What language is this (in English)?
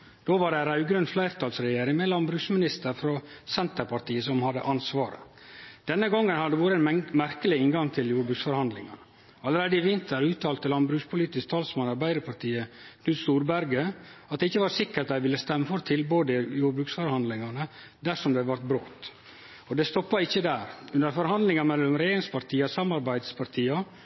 Norwegian Nynorsk